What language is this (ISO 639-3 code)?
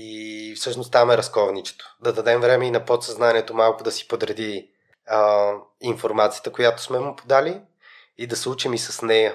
bul